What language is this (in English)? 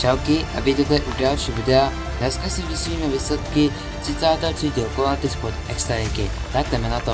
Czech